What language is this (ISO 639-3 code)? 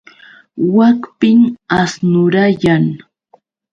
qux